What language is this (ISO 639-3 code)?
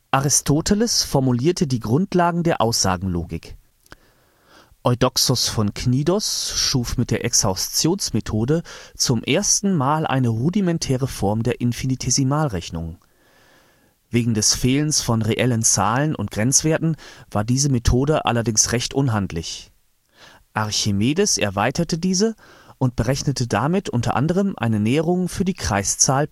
deu